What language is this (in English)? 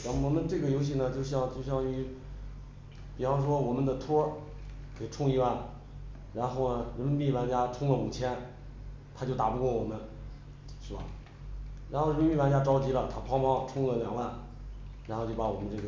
Chinese